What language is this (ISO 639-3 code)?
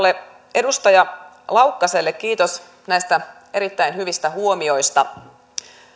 fin